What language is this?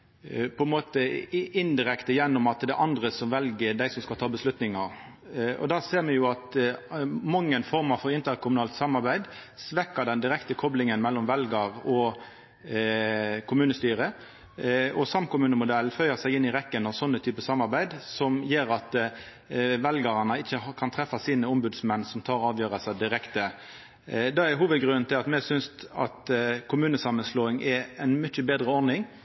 Norwegian Nynorsk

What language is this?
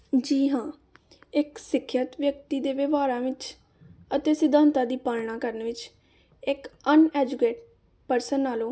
Punjabi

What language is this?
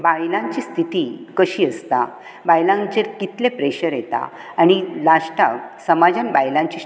Konkani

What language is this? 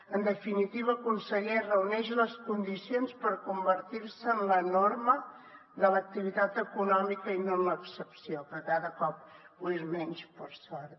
Catalan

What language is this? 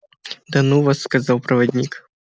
Russian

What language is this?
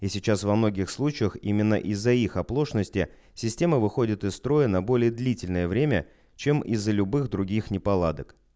Russian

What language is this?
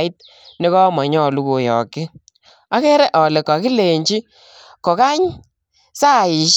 Kalenjin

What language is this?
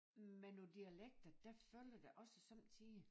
Danish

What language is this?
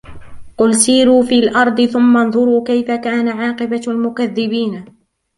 Arabic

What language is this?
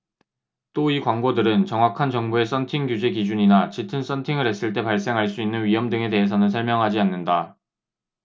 Korean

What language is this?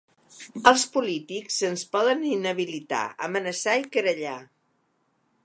Catalan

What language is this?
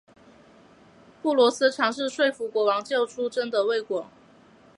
Chinese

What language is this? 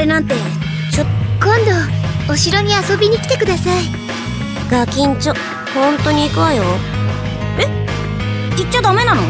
Japanese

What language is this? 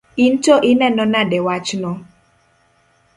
Luo (Kenya and Tanzania)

